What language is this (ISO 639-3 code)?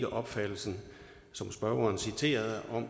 dan